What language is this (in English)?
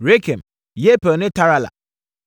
Akan